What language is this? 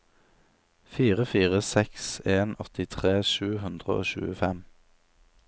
Norwegian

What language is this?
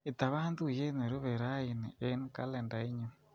Kalenjin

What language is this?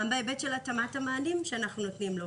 Hebrew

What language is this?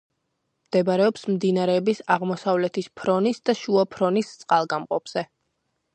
Georgian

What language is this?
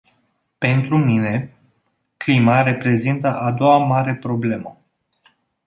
Romanian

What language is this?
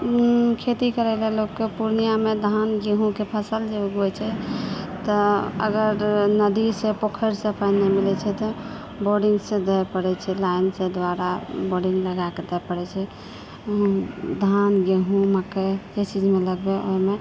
Maithili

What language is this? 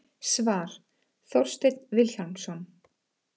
Icelandic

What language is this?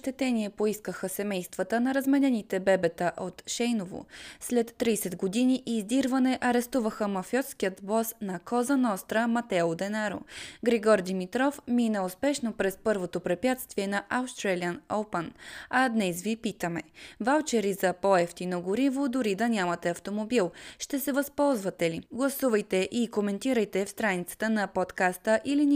Bulgarian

